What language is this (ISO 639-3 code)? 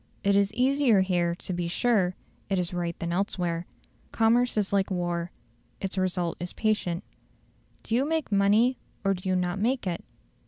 eng